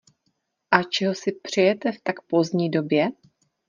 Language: Czech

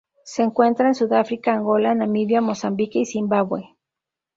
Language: Spanish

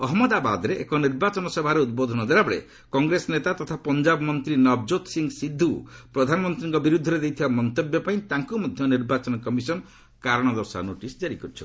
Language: Odia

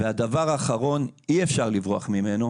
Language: Hebrew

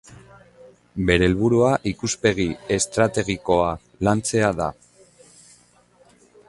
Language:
Basque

